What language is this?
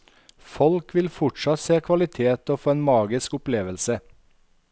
Norwegian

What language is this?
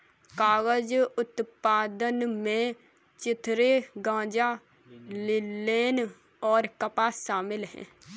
Hindi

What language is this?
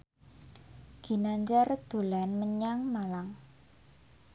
Javanese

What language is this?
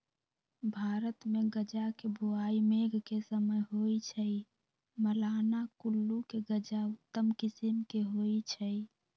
Magahi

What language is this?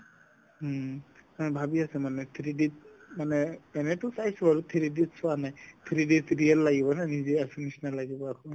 Assamese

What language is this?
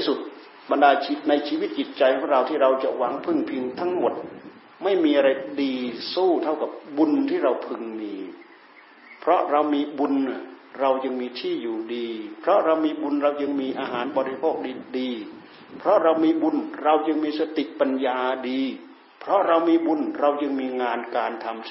Thai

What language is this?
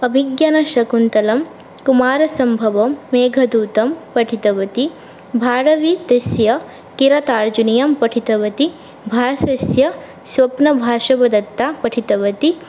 Sanskrit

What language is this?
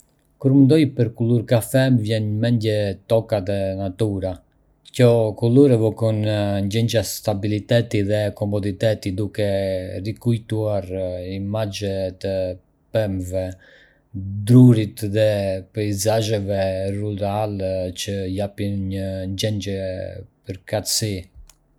Arbëreshë Albanian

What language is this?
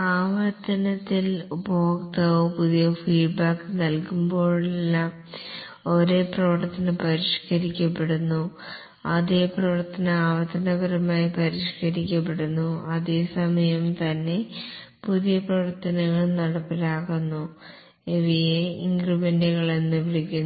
Malayalam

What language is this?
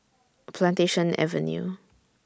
English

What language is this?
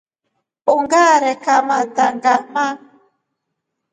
Rombo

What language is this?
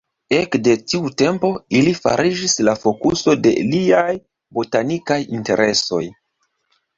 Esperanto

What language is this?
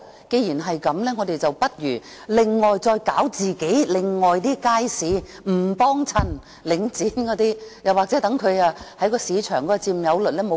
Cantonese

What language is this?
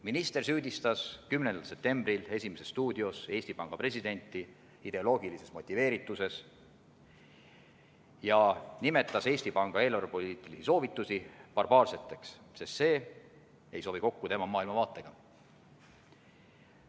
Estonian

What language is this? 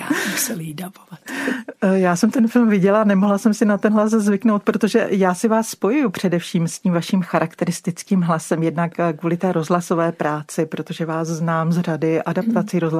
Czech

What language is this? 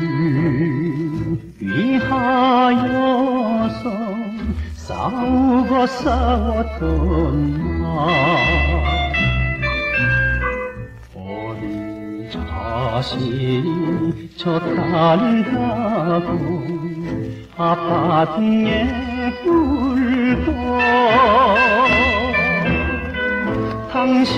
Turkish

